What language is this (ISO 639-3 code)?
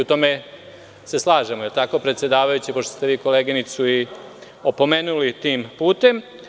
srp